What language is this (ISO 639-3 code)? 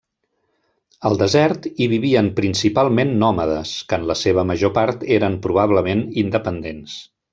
cat